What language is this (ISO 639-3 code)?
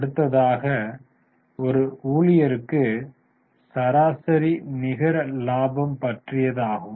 tam